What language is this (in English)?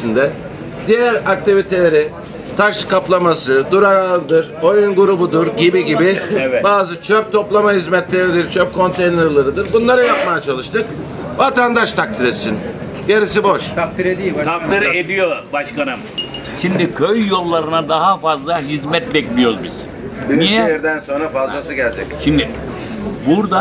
Turkish